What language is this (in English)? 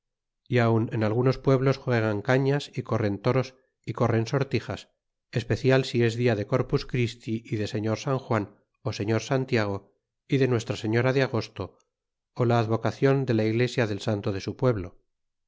Spanish